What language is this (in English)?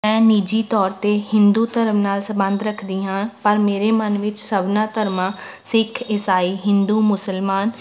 Punjabi